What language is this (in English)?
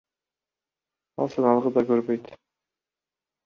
Kyrgyz